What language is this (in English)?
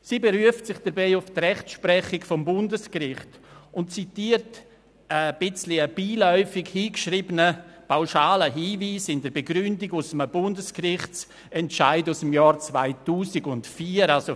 Swiss German